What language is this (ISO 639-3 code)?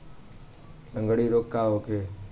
bho